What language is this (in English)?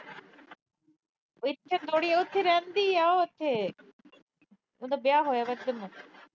Punjabi